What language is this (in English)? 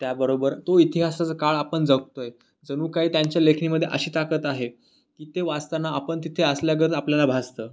Marathi